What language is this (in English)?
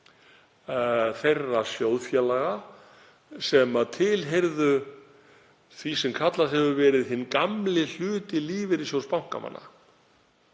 Icelandic